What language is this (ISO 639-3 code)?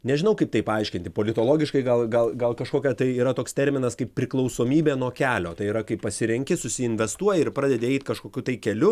lit